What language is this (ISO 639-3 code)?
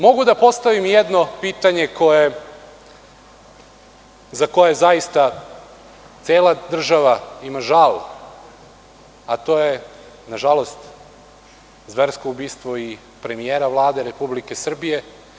srp